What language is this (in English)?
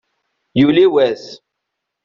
Kabyle